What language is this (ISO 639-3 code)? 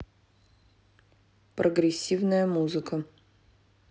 rus